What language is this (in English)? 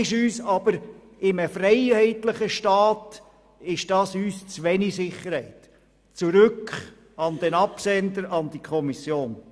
Swiss German